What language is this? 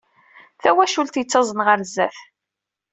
Kabyle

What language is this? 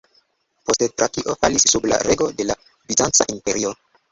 Esperanto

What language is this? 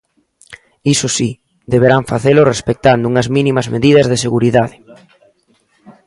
Galician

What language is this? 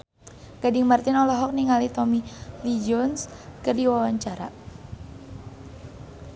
Sundanese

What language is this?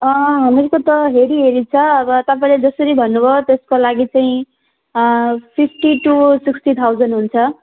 Nepali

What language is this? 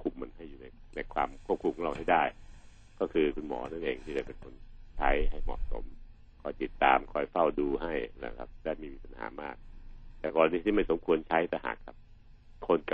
Thai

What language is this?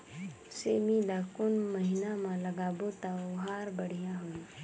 Chhattisgarhi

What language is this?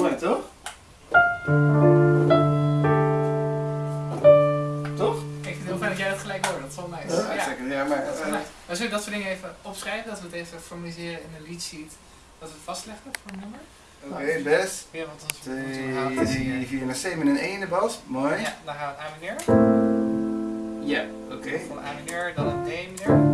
Dutch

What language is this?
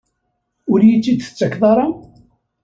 Kabyle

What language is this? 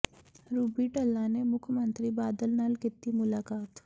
Punjabi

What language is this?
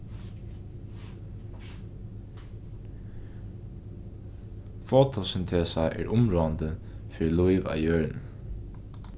Faroese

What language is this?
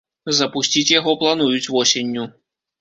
Belarusian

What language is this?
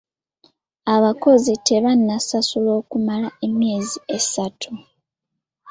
Ganda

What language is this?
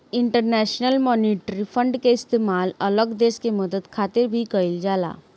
Bhojpuri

